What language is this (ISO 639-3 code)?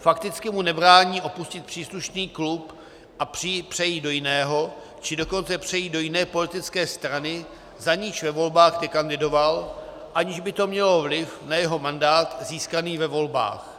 ces